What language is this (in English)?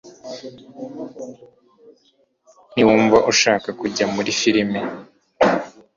Kinyarwanda